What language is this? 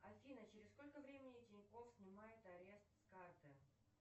Russian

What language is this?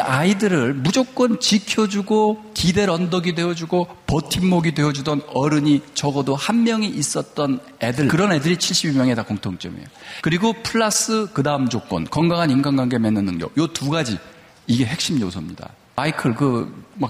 Korean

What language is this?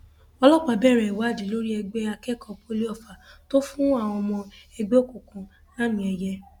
Yoruba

